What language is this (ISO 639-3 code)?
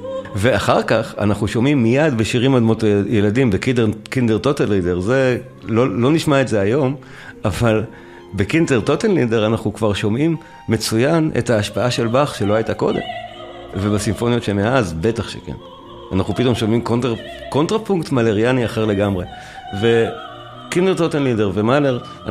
heb